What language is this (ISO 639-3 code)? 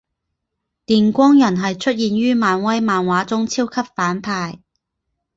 zho